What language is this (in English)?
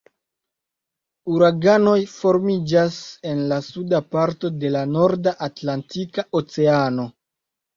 Esperanto